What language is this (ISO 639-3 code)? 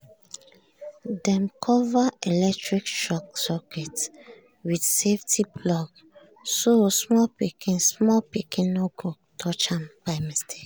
pcm